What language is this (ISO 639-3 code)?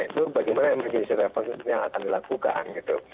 ind